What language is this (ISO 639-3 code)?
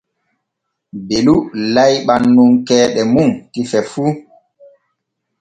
fue